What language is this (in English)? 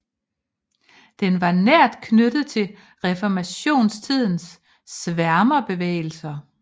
Danish